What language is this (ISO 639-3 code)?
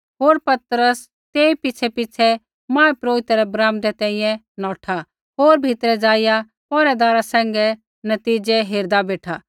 kfx